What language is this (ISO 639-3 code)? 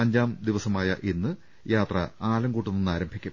mal